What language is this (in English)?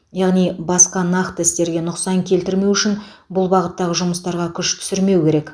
Kazakh